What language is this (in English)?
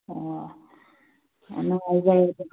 Manipuri